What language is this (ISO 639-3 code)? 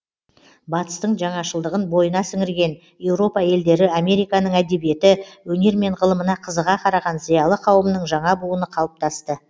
kaz